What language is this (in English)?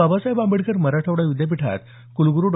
Marathi